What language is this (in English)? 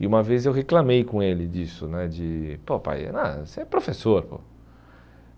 Portuguese